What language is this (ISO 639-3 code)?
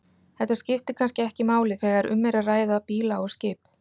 isl